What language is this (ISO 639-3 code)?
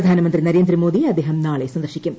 mal